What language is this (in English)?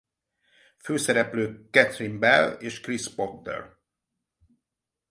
Hungarian